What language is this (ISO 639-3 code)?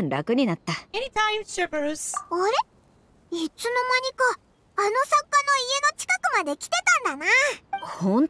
jpn